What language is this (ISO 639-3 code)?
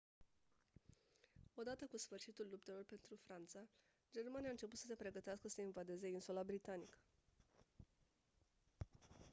ron